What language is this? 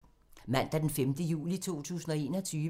Danish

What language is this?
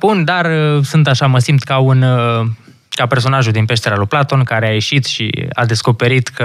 Romanian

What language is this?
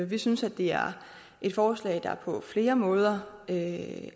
Danish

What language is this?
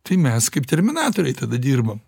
Lithuanian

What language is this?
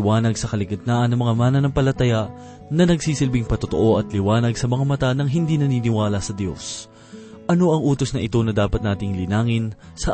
Filipino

